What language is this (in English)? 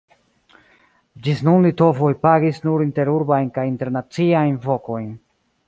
Esperanto